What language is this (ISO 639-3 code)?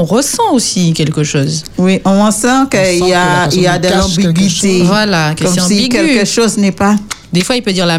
fra